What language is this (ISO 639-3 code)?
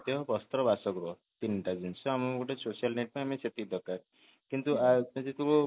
ori